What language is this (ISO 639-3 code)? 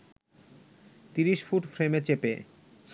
ben